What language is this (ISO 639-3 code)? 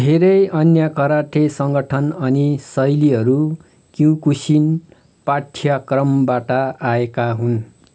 nep